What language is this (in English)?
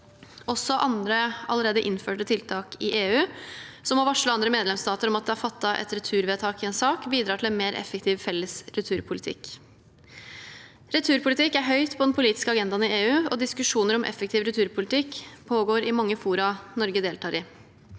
Norwegian